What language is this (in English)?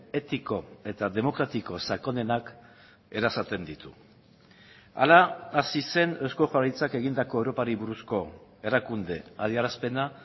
Basque